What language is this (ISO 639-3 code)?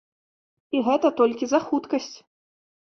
bel